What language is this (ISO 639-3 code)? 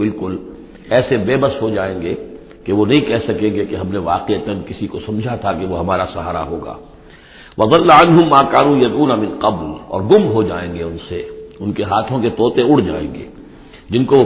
urd